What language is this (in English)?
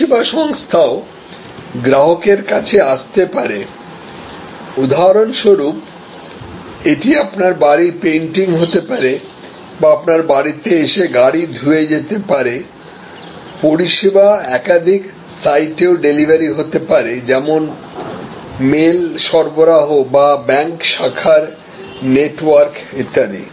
Bangla